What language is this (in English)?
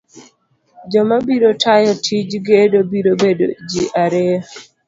Luo (Kenya and Tanzania)